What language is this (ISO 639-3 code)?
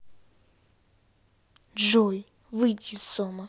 rus